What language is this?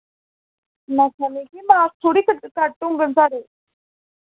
Dogri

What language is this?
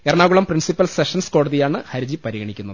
Malayalam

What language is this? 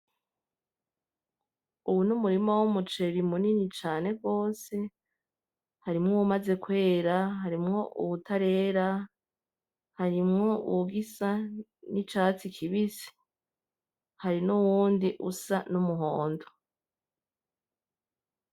Rundi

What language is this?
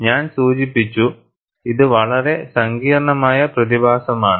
Malayalam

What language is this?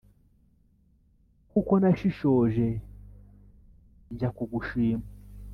Kinyarwanda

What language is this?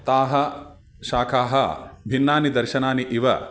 Sanskrit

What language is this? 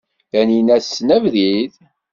Kabyle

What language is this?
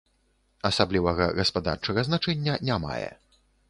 Belarusian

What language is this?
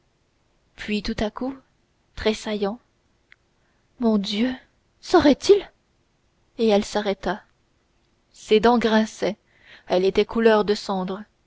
French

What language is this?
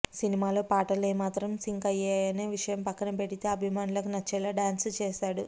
Telugu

